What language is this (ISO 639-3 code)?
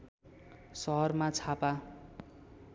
nep